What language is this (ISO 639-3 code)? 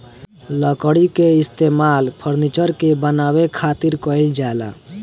bho